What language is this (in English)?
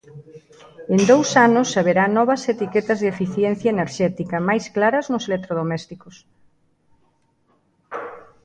Galician